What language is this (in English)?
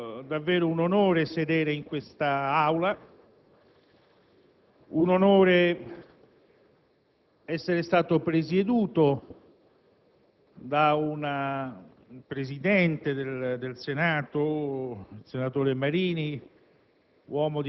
Italian